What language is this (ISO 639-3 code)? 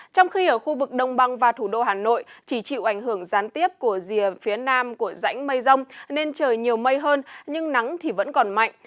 vie